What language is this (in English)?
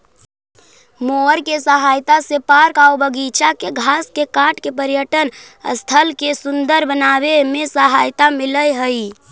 Magahi